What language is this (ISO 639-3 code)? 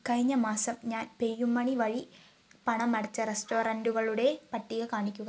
mal